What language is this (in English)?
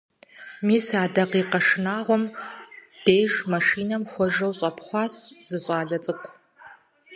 Kabardian